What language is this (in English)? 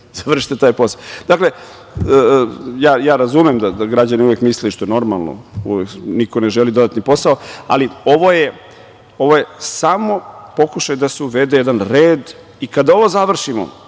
Serbian